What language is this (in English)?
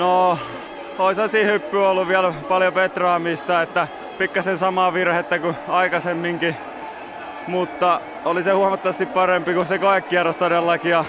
Finnish